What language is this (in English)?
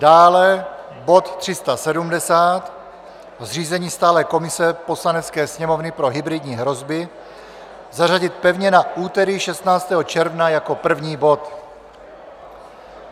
Czech